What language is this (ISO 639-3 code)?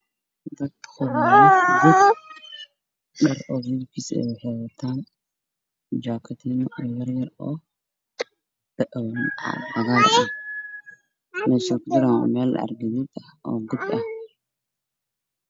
som